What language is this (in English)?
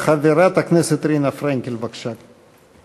Hebrew